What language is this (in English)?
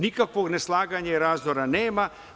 Serbian